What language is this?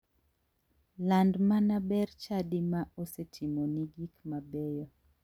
Luo (Kenya and Tanzania)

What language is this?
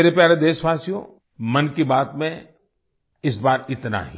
Hindi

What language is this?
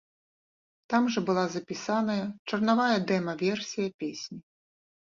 Belarusian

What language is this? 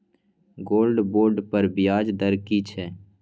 Maithili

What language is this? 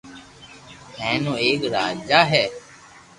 Loarki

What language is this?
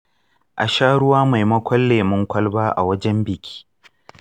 Hausa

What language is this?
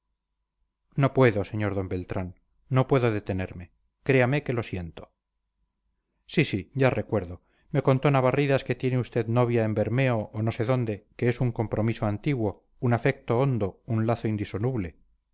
Spanish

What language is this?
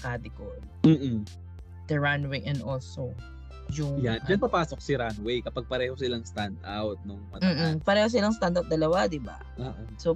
Filipino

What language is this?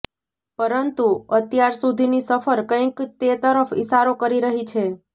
Gujarati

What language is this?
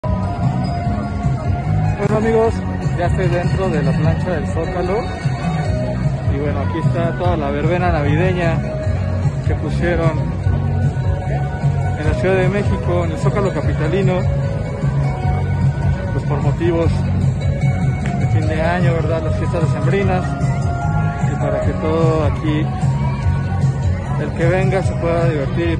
Spanish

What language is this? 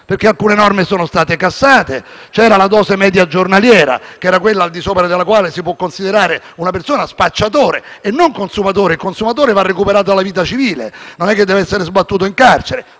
Italian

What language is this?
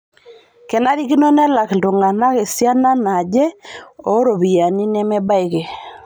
Masai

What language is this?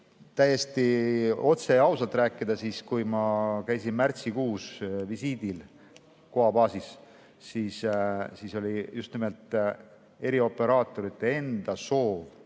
Estonian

